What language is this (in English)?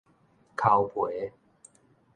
Min Nan Chinese